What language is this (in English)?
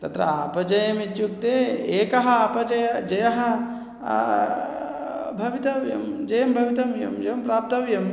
Sanskrit